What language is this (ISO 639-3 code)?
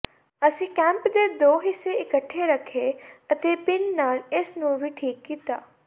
pan